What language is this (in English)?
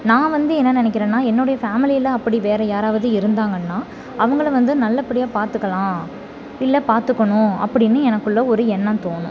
Tamil